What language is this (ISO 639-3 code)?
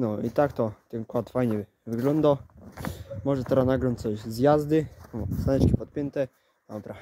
pol